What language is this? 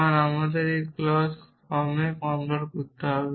Bangla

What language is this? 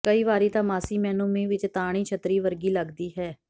Punjabi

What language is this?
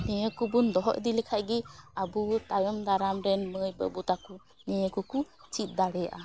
Santali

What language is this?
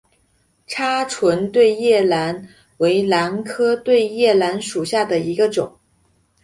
Chinese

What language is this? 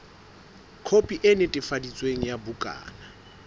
Southern Sotho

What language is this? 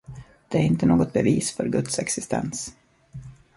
Swedish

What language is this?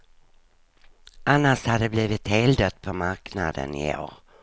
Swedish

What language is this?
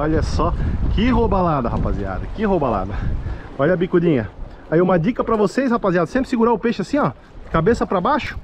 Portuguese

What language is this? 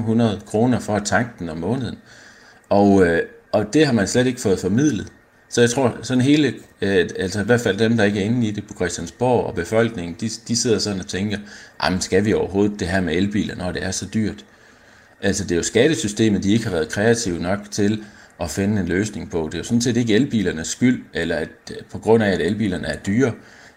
Danish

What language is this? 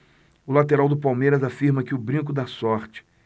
Portuguese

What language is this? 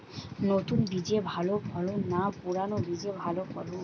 Bangla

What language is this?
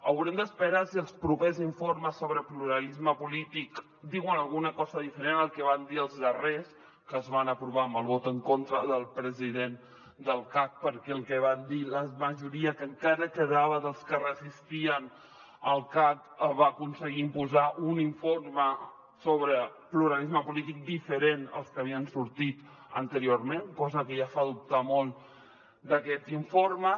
Catalan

